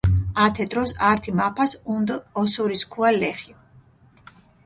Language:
Mingrelian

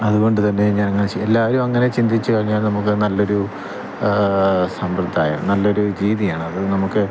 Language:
Malayalam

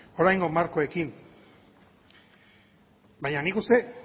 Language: Basque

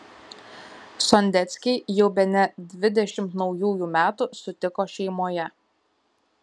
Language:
Lithuanian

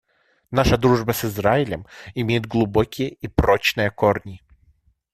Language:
Russian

